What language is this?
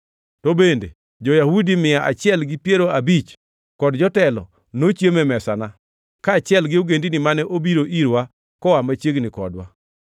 Luo (Kenya and Tanzania)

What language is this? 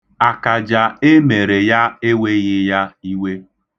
Igbo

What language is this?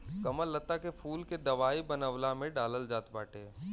Bhojpuri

